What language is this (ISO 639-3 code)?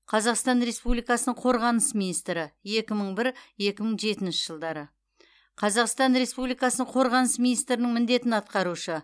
kaz